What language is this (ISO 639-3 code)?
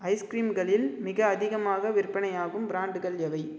tam